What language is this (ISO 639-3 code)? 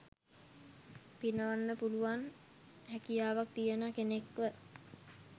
sin